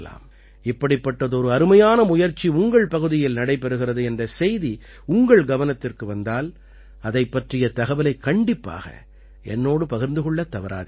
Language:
Tamil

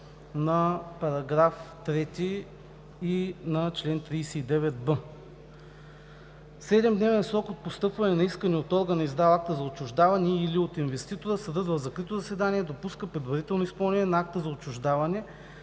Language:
Bulgarian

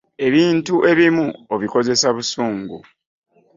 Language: Ganda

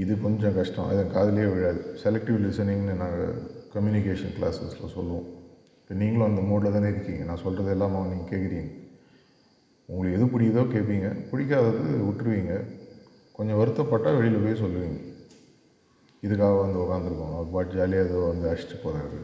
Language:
Tamil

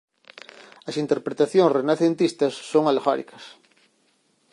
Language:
Galician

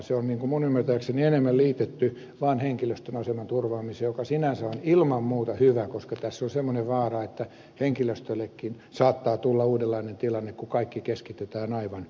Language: Finnish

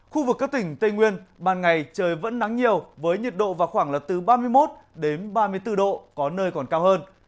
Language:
Vietnamese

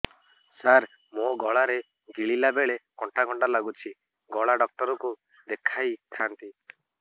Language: Odia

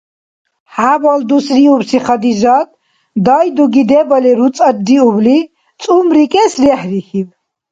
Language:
Dargwa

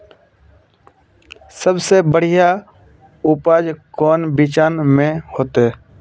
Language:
Magahi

